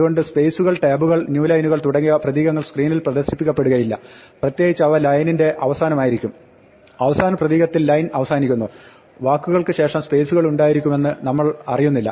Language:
Malayalam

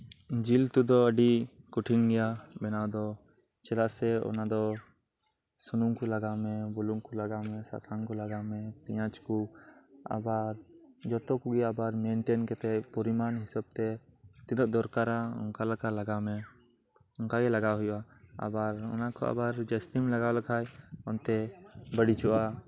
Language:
Santali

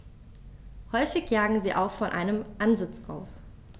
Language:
German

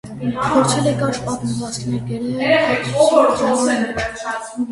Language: Armenian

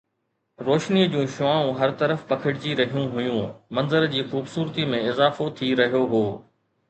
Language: Sindhi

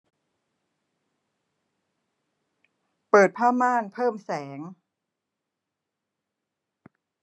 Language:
Thai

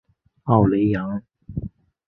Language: Chinese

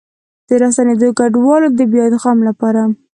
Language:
Pashto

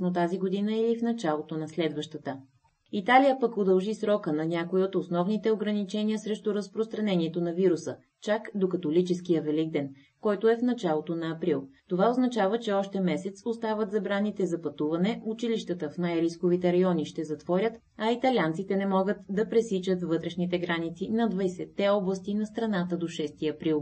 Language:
Bulgarian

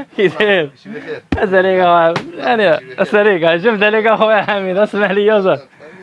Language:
Arabic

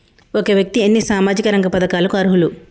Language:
Telugu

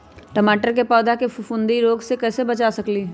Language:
Magahi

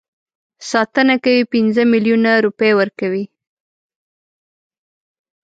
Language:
Pashto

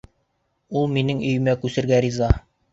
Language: Bashkir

